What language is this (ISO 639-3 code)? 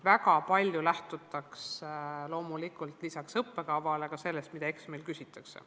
est